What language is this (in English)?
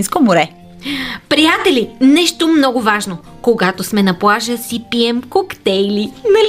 Bulgarian